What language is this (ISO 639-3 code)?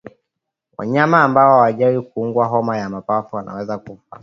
swa